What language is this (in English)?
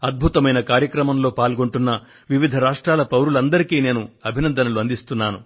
Telugu